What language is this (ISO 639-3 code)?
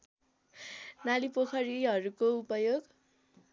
nep